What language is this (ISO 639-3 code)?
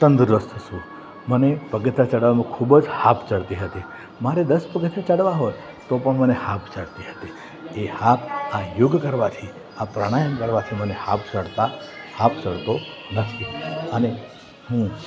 guj